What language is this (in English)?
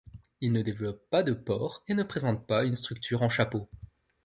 French